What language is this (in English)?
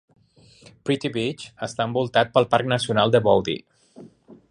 Catalan